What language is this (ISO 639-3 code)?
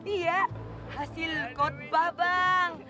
ind